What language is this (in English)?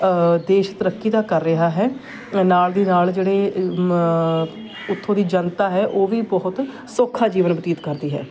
Punjabi